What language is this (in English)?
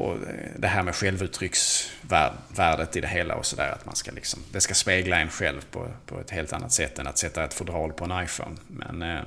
Swedish